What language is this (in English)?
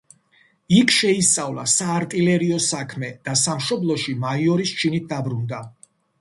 Georgian